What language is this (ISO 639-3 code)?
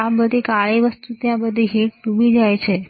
guj